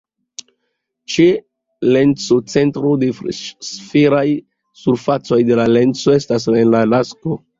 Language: Esperanto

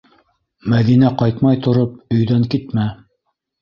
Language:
Bashkir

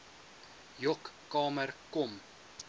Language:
Afrikaans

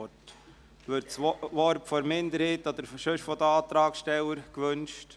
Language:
Swiss German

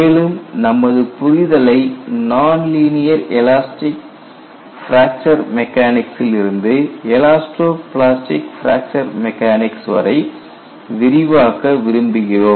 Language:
Tamil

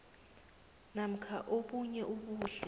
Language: South Ndebele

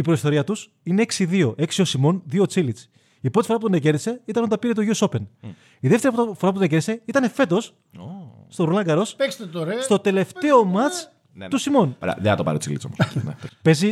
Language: Greek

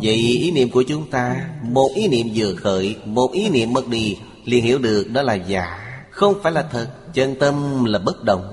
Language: Vietnamese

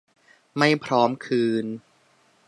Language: Thai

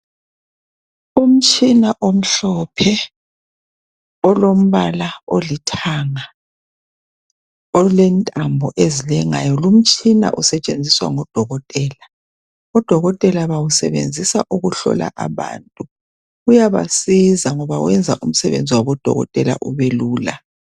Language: North Ndebele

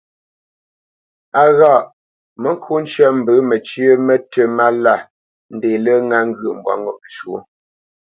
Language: Bamenyam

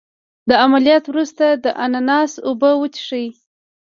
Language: Pashto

